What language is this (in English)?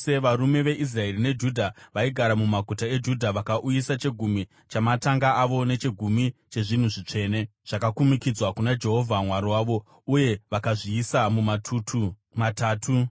Shona